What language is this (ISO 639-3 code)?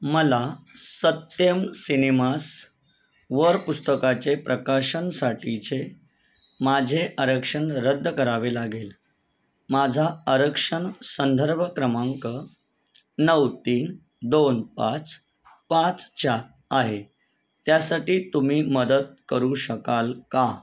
mar